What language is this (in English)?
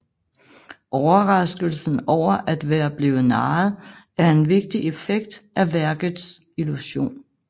Danish